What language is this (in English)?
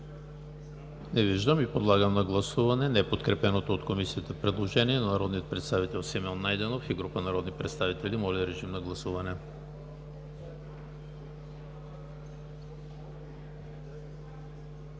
Bulgarian